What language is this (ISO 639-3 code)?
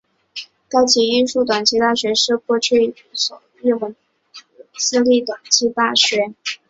zho